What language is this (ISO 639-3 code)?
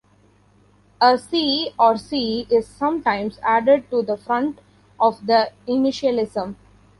eng